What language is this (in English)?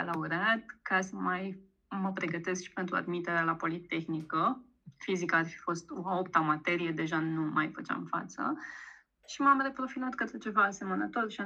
Romanian